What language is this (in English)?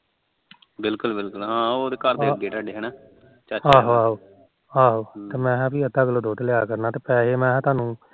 Punjabi